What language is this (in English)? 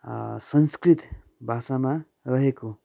Nepali